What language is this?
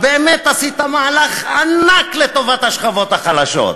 Hebrew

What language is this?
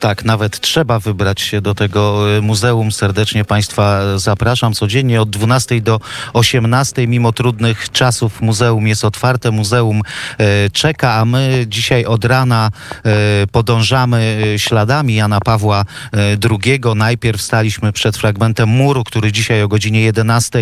Polish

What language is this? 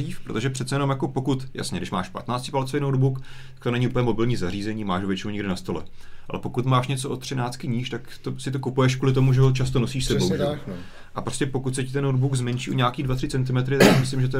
Czech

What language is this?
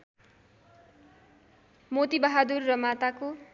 Nepali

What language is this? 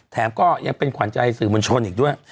Thai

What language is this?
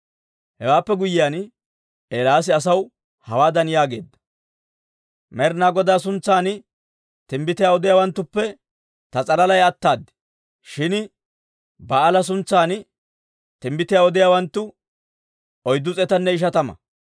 Dawro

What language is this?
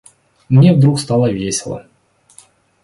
Russian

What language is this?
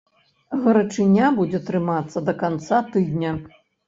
Belarusian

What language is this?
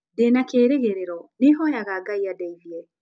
Kikuyu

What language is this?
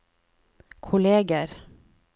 Norwegian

